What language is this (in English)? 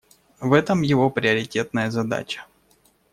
Russian